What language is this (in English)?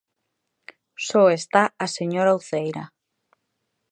Galician